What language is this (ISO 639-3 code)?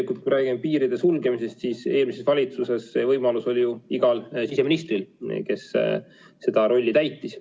est